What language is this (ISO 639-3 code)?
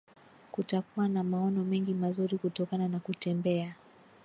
swa